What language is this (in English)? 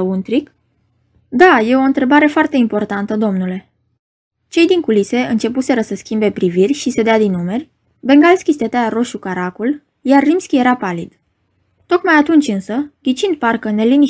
Romanian